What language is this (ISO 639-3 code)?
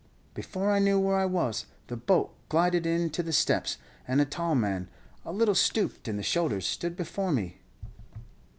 eng